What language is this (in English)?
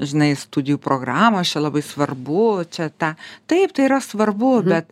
Lithuanian